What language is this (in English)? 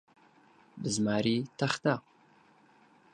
Central Kurdish